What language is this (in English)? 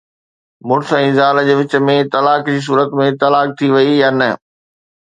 Sindhi